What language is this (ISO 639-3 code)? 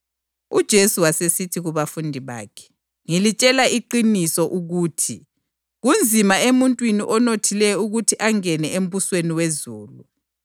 nde